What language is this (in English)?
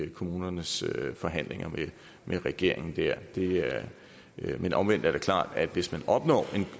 Danish